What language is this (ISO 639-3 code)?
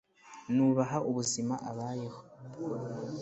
kin